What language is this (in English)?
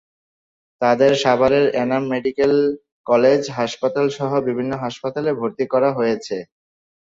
Bangla